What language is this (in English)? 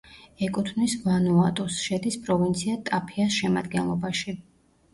Georgian